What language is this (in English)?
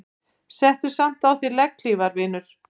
Icelandic